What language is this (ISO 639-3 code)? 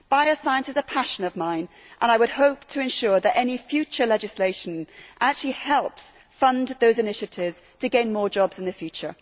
eng